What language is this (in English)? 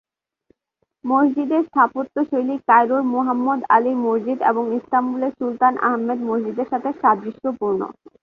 Bangla